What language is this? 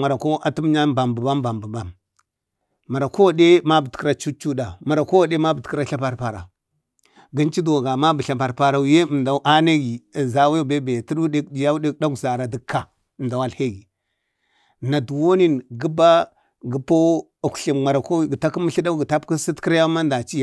Bade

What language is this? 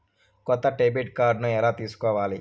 Telugu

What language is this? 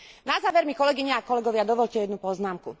Slovak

